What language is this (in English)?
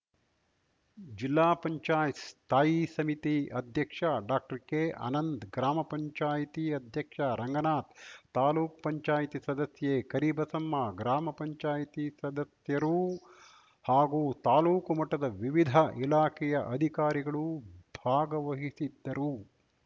Kannada